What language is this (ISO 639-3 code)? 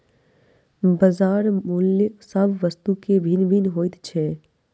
mai